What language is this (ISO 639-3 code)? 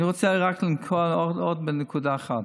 heb